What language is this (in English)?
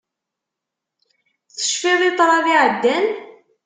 Kabyle